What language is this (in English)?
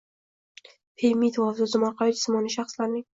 Uzbek